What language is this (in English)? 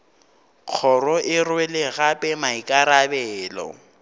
Northern Sotho